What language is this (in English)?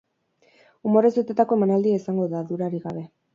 Basque